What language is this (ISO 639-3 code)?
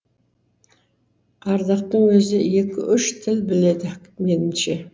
kaz